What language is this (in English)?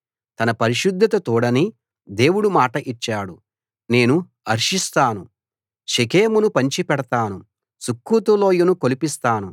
Telugu